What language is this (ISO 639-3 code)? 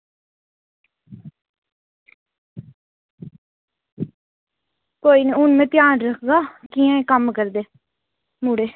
doi